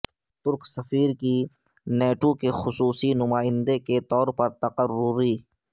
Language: Urdu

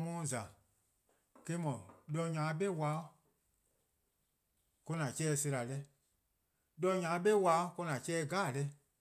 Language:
Eastern Krahn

